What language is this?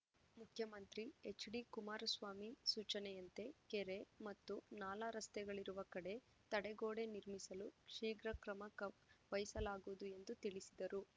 Kannada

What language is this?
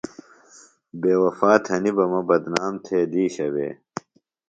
Phalura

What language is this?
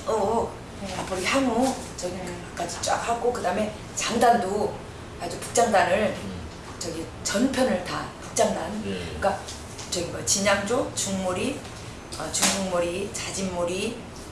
Korean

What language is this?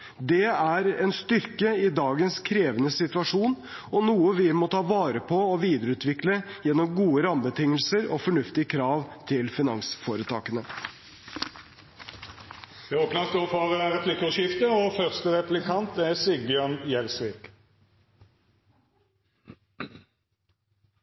Norwegian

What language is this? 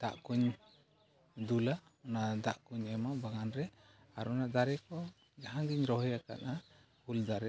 Santali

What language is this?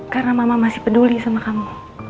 Indonesian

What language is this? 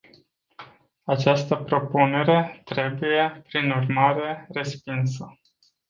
Romanian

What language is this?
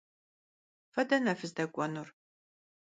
Kabardian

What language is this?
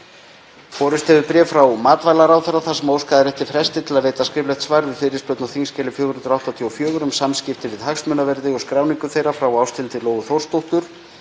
Icelandic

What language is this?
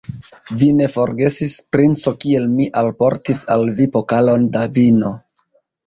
Esperanto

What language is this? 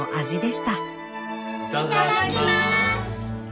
Japanese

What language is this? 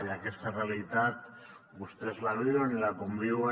Catalan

